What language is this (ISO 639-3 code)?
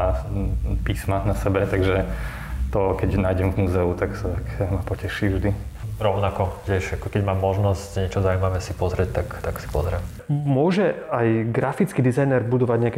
slk